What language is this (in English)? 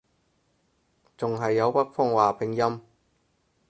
Cantonese